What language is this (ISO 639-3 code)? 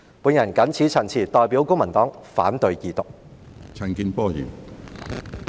yue